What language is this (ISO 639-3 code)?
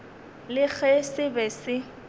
nso